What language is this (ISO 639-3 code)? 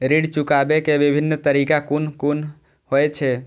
mai